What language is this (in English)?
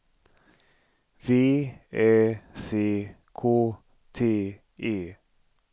Swedish